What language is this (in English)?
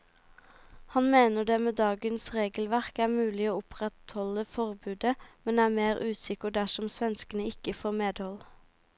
Norwegian